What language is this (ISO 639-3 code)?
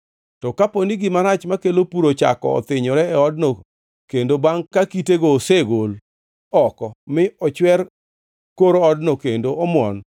luo